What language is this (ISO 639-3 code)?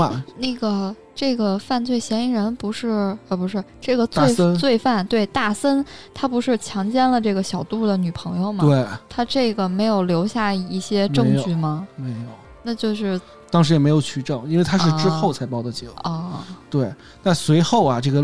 zho